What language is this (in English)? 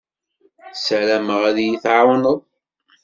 Kabyle